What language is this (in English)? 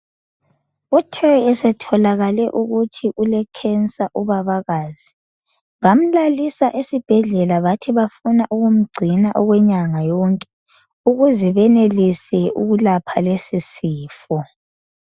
North Ndebele